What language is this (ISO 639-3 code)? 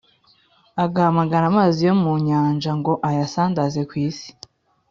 kin